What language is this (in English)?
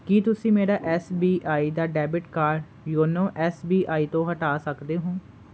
Punjabi